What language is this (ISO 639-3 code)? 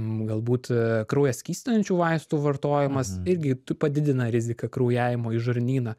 lit